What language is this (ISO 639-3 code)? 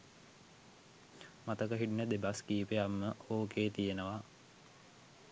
sin